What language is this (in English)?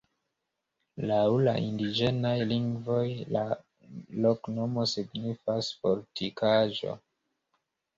Esperanto